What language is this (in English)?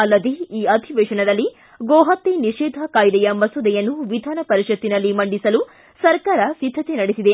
Kannada